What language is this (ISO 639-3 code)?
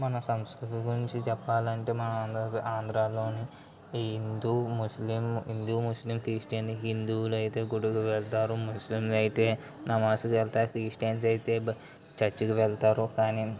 tel